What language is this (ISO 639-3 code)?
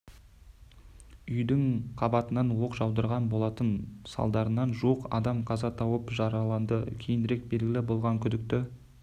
kaz